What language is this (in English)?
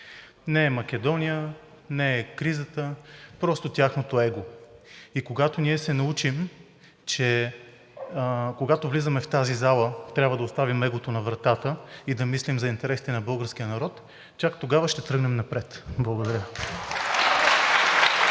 Bulgarian